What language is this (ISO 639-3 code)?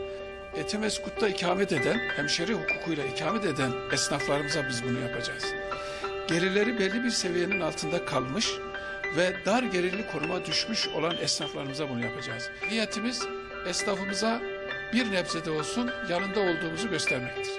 tur